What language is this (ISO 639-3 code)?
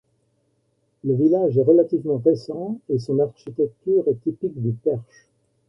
fra